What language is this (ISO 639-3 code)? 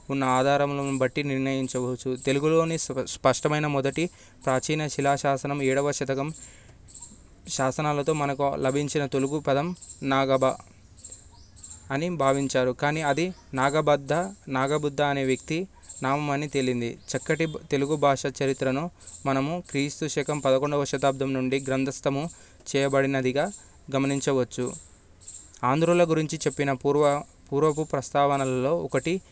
tel